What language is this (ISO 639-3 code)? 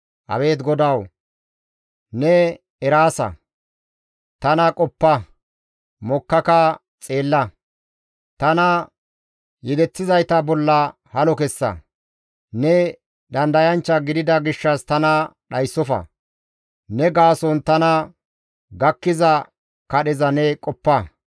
gmv